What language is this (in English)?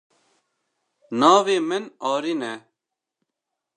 Kurdish